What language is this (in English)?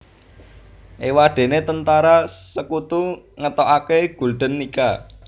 Javanese